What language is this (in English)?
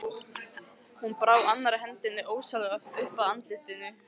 Icelandic